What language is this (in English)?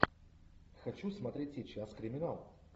Russian